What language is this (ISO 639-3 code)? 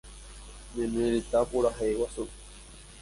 grn